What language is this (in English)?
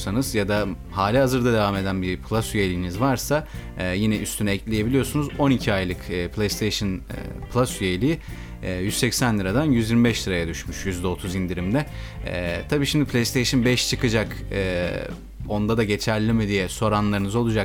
Turkish